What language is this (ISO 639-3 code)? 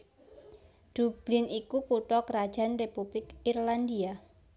jav